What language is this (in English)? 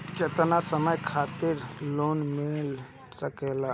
Bhojpuri